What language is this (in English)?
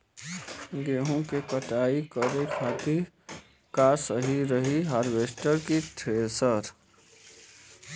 Bhojpuri